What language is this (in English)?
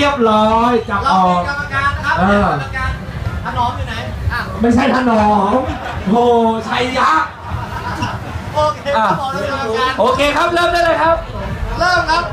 Thai